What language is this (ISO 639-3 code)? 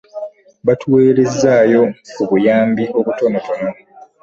lug